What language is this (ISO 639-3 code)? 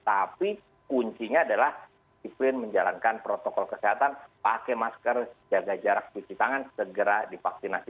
ind